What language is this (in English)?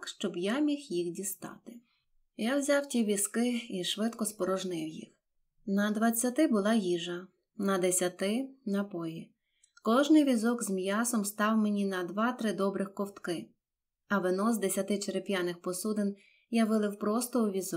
Ukrainian